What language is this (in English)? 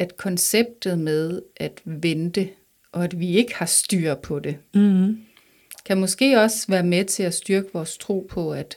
Danish